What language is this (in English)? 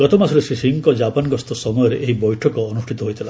Odia